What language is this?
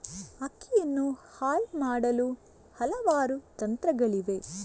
Kannada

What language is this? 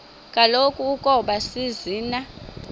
Xhosa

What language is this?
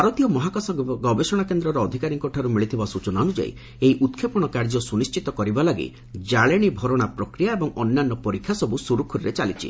Odia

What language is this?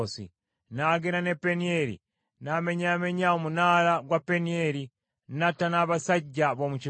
Ganda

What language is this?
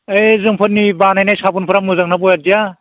Bodo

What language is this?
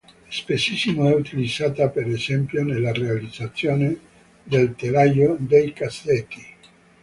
Italian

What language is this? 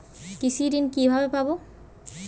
Bangla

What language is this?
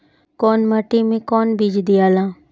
Bhojpuri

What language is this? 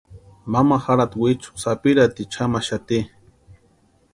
Western Highland Purepecha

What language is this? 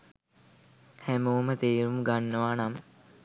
Sinhala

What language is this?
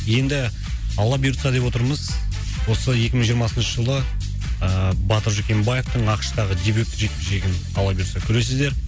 Kazakh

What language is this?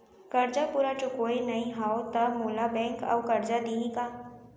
Chhattisgarhi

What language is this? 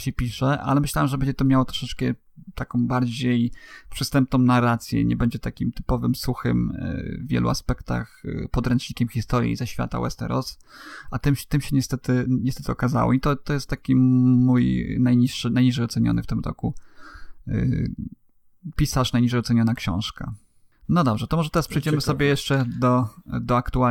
Polish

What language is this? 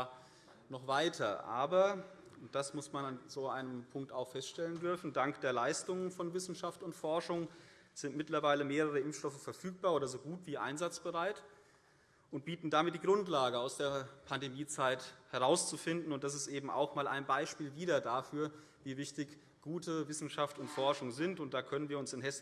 German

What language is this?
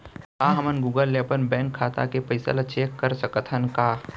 Chhattisgarhi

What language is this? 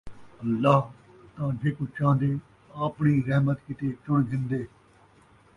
Saraiki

